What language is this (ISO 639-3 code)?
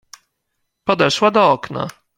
pol